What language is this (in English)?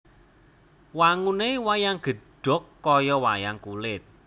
Javanese